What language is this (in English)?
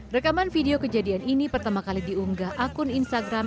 Indonesian